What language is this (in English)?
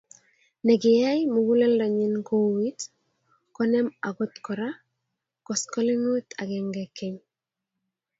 Kalenjin